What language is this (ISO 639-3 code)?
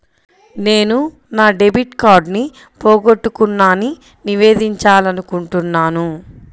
tel